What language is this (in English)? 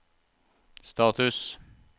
Norwegian